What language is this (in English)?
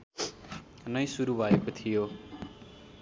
Nepali